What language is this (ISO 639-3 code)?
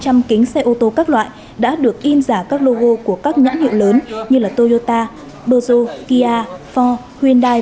vie